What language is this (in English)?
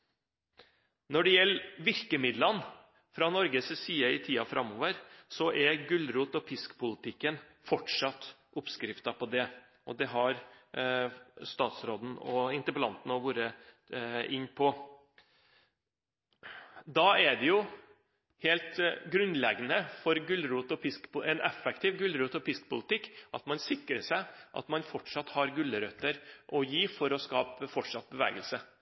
Norwegian Bokmål